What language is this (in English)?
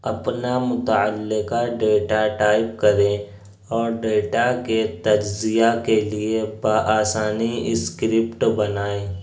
Urdu